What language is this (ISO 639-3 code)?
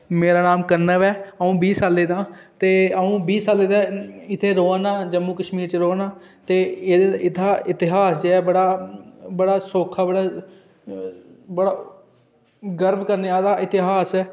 doi